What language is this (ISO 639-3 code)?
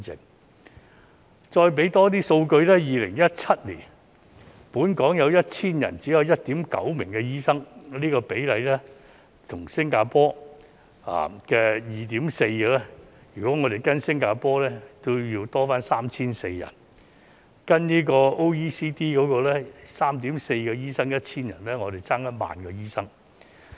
yue